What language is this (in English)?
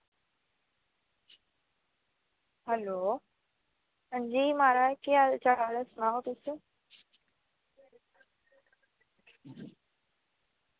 Dogri